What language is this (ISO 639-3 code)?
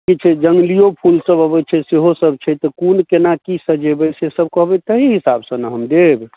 mai